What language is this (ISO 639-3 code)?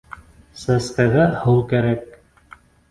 bak